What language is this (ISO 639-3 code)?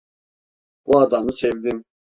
tur